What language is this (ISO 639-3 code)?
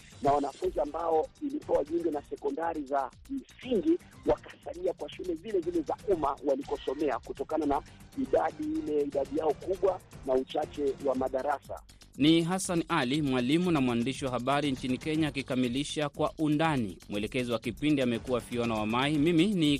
swa